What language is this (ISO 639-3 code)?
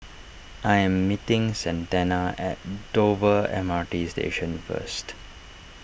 eng